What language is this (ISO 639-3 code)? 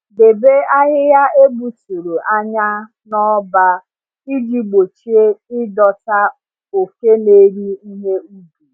ibo